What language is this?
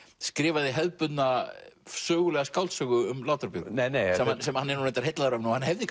Icelandic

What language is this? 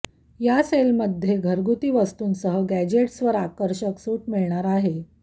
Marathi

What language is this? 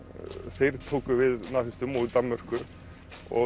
Icelandic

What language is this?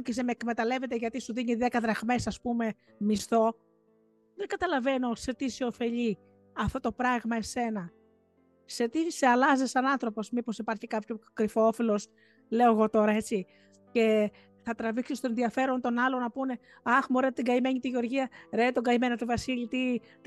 Greek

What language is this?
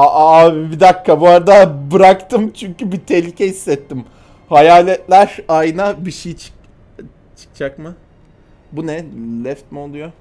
Turkish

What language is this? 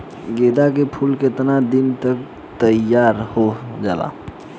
Bhojpuri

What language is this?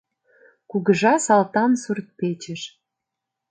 Mari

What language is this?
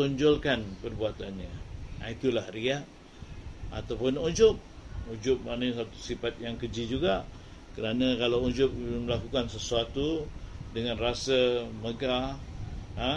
Malay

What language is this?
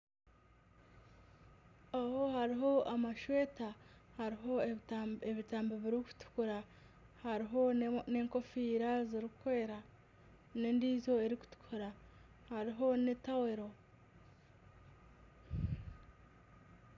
Nyankole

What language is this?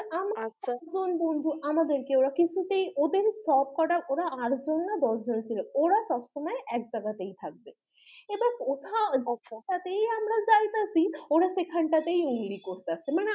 Bangla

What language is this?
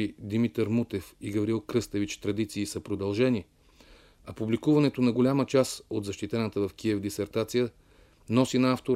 Bulgarian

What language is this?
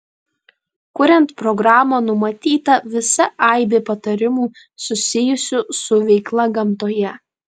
Lithuanian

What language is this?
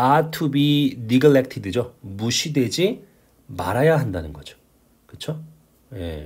Korean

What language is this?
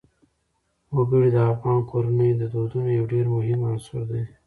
Pashto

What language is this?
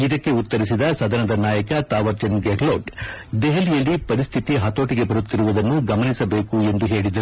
Kannada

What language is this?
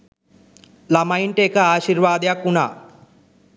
Sinhala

